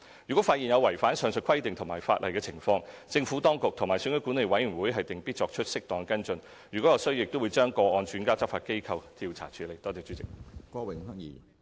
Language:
Cantonese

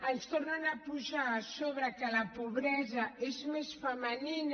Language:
Catalan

